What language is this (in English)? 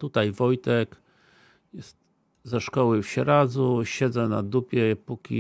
Polish